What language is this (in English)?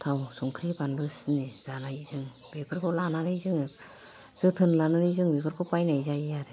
Bodo